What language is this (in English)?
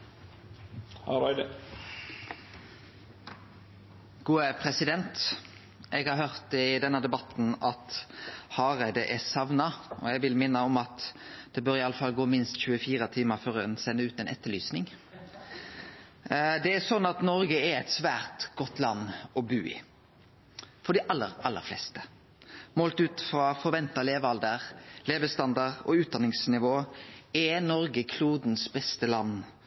Norwegian Nynorsk